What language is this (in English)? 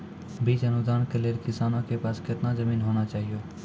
Maithili